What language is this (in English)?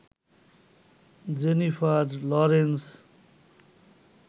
Bangla